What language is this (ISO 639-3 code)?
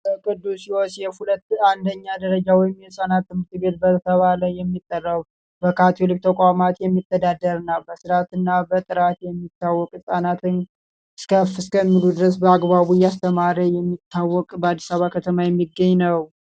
amh